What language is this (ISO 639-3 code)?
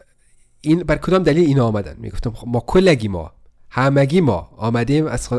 fas